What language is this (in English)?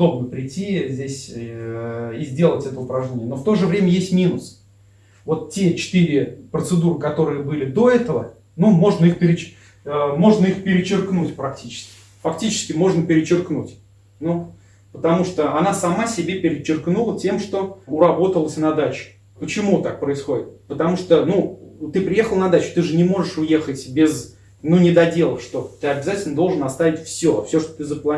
Russian